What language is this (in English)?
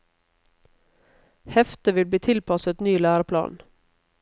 Norwegian